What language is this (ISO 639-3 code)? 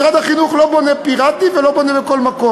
heb